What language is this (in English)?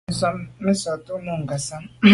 Medumba